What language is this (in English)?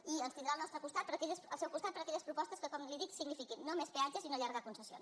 Catalan